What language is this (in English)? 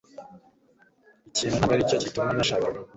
Kinyarwanda